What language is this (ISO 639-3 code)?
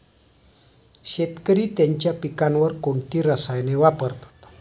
mar